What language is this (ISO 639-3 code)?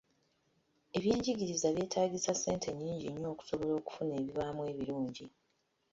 lug